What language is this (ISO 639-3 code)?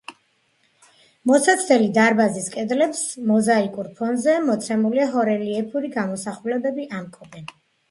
kat